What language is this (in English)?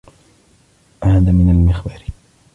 Arabic